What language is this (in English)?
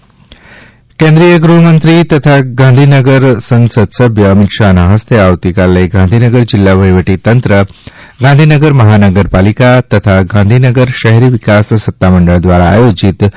Gujarati